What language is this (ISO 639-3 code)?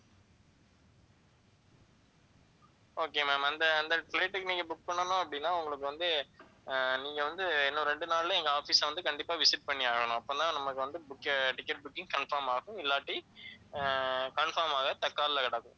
tam